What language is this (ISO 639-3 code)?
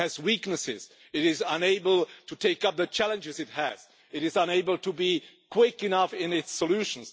eng